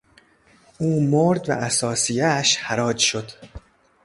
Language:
Persian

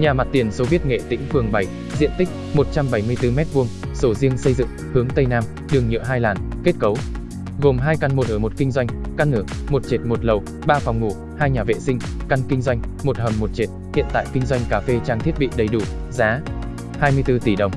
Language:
Vietnamese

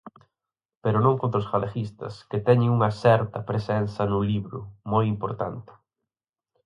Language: Galician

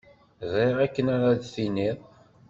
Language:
Kabyle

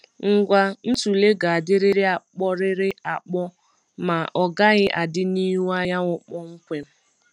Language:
Igbo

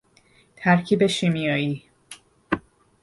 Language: Persian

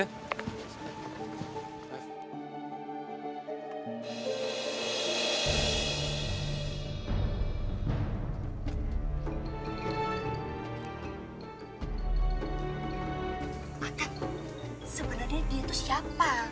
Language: Indonesian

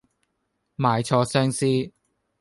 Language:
Cantonese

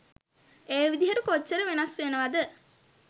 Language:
Sinhala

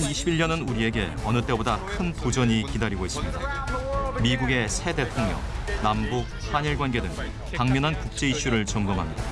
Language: Korean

